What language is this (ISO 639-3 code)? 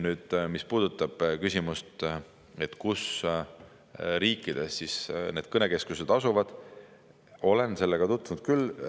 est